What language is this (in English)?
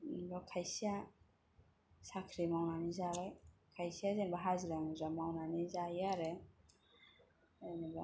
Bodo